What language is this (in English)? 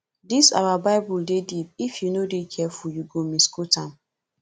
Nigerian Pidgin